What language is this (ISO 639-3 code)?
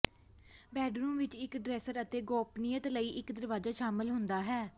pan